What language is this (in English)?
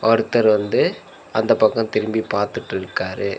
Tamil